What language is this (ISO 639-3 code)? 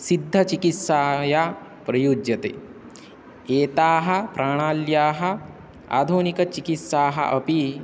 san